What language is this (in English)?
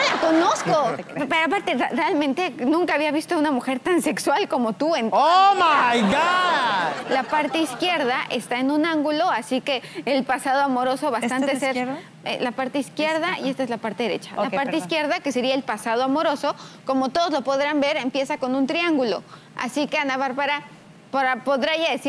Spanish